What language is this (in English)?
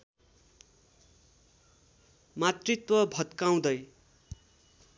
Nepali